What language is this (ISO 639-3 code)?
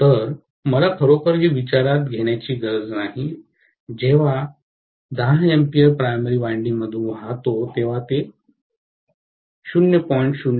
mar